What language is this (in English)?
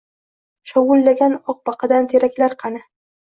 Uzbek